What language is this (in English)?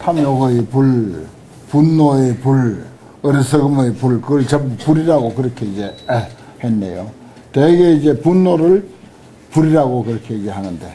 Korean